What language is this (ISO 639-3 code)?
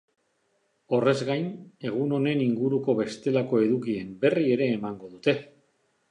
eus